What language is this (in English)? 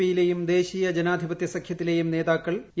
Malayalam